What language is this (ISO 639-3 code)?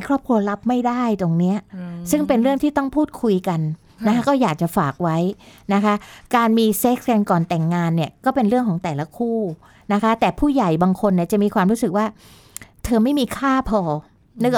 tha